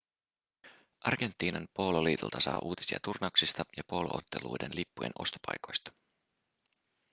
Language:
Finnish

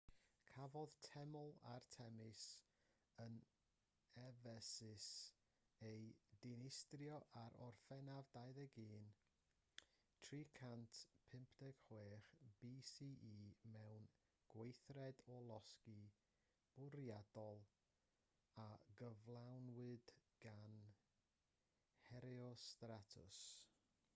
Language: Welsh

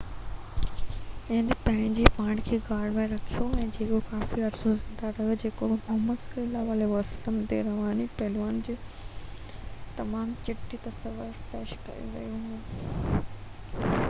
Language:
Sindhi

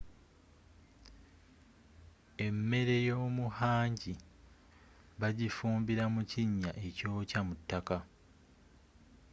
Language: Ganda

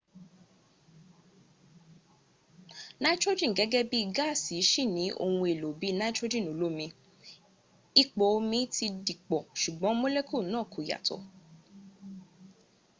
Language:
Yoruba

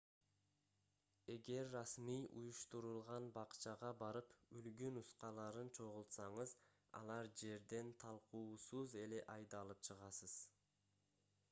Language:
Kyrgyz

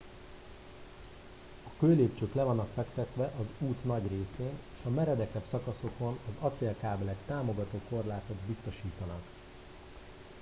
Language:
Hungarian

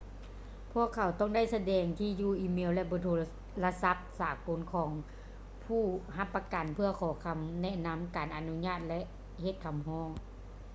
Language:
Lao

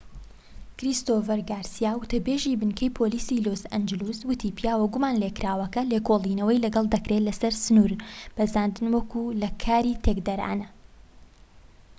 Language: Central Kurdish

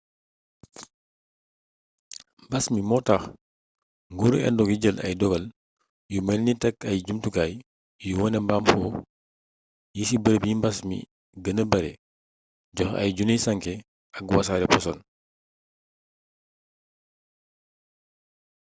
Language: Wolof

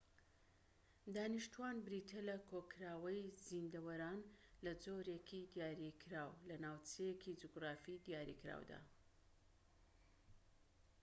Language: Central Kurdish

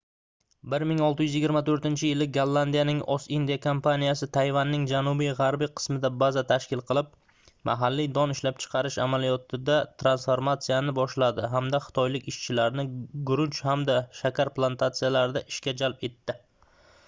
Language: Uzbek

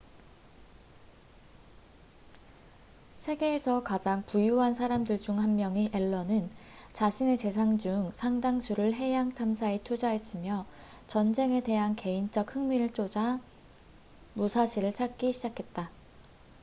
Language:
Korean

